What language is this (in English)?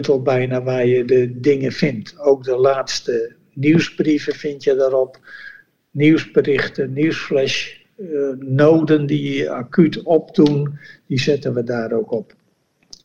Dutch